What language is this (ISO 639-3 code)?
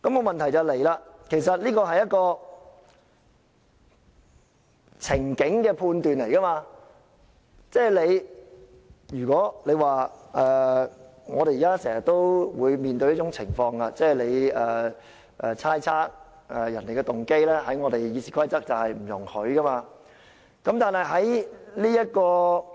yue